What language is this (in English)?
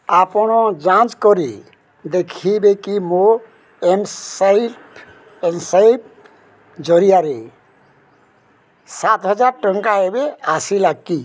Odia